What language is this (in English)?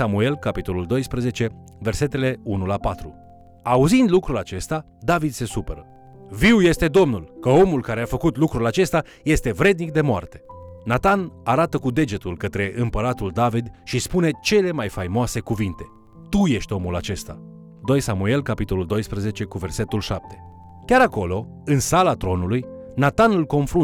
Romanian